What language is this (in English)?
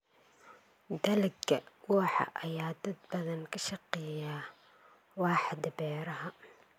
Somali